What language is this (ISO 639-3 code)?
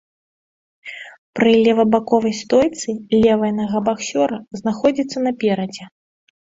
bel